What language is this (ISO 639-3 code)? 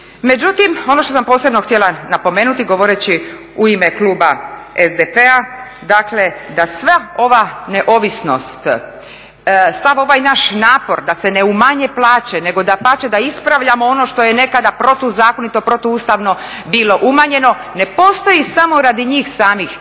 hrv